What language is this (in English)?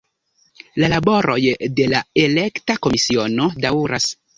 Esperanto